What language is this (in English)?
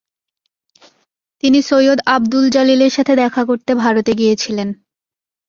Bangla